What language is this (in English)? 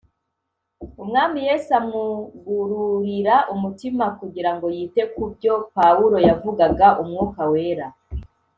Kinyarwanda